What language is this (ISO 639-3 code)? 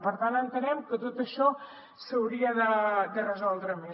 cat